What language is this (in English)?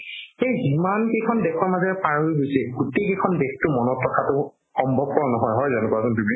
Assamese